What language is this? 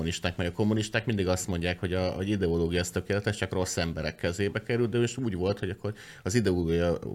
Hungarian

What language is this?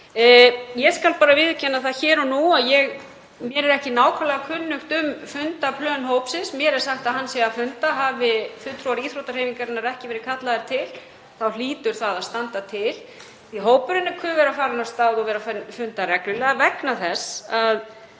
Icelandic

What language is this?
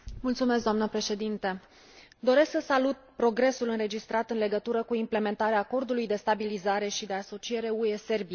Romanian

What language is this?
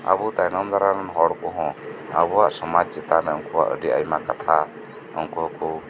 Santali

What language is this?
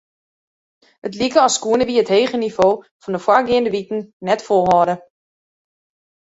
Western Frisian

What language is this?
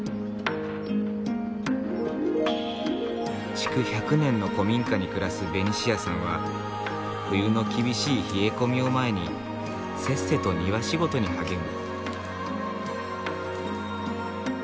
Japanese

